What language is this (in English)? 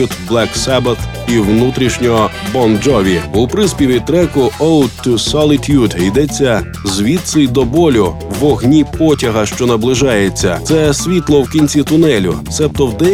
Ukrainian